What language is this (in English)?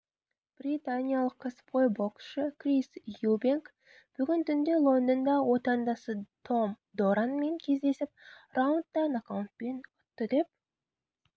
Kazakh